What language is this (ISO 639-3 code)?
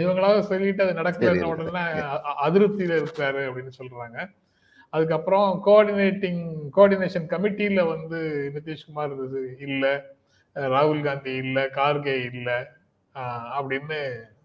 tam